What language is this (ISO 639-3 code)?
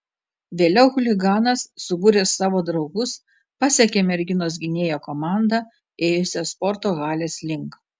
lit